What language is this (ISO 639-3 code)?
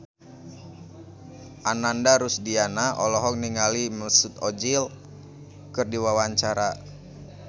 sun